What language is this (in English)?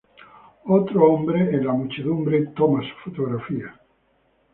Spanish